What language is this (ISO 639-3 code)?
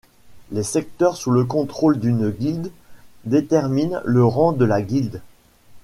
fra